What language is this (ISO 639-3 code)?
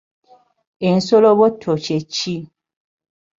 lug